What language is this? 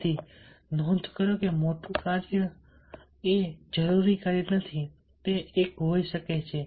Gujarati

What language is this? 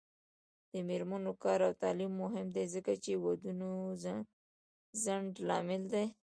Pashto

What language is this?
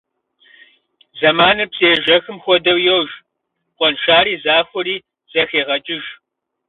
Kabardian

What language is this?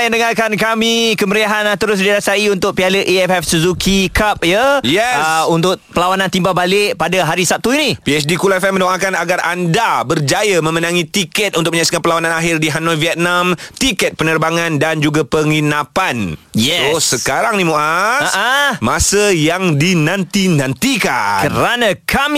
Malay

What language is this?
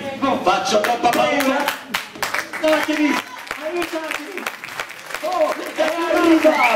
Italian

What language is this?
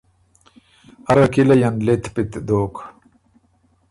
Ormuri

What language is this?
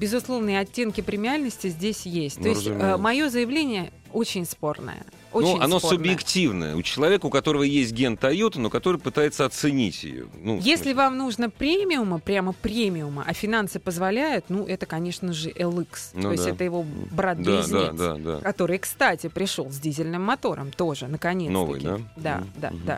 Russian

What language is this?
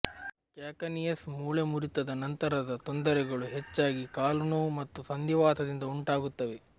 Kannada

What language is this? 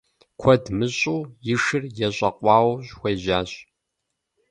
Kabardian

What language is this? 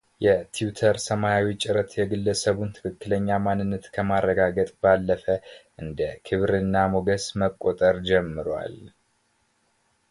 Amharic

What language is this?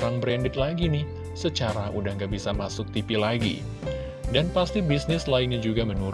Indonesian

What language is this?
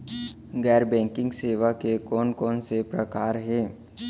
Chhattisgarhi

